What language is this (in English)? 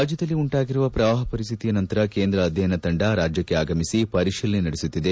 Kannada